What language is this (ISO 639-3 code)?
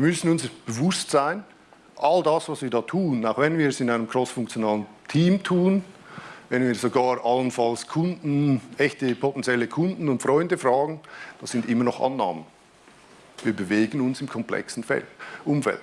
deu